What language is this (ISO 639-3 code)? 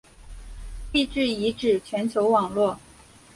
zho